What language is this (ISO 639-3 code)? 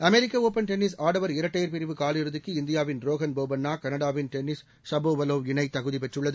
tam